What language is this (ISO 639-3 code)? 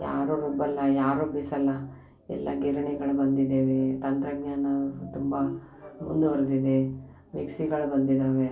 kan